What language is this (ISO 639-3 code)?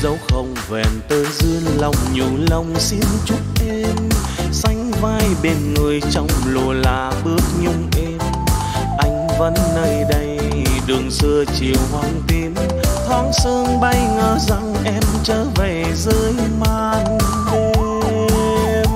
vie